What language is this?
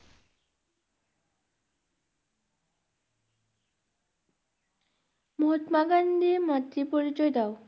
Bangla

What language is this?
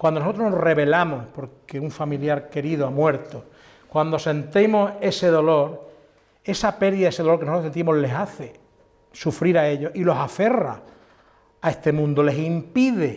Spanish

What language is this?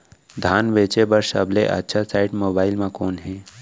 Chhattisgarhi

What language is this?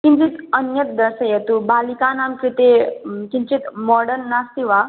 Sanskrit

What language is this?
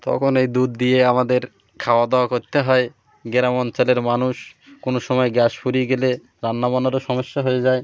Bangla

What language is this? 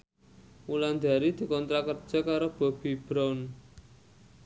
Javanese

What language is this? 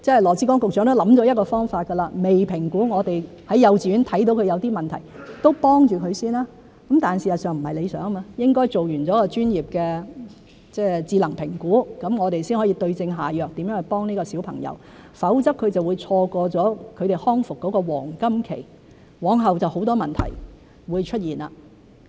Cantonese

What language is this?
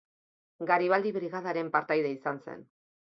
Basque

